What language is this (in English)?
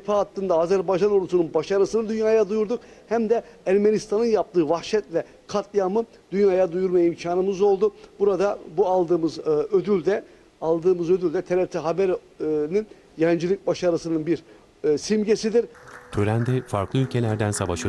Turkish